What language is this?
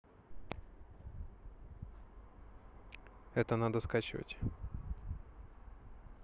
Russian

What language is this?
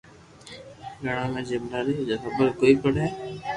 Loarki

